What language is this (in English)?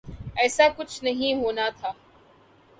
Urdu